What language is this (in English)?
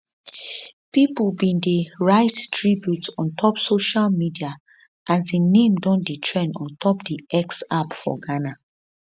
Nigerian Pidgin